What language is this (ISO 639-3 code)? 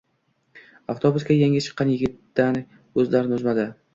uzb